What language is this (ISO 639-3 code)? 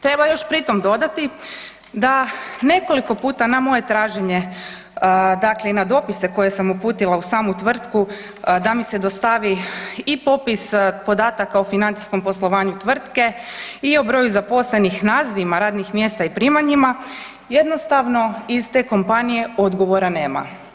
hrv